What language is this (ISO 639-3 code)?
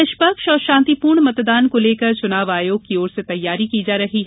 hin